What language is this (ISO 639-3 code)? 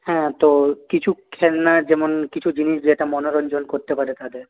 ben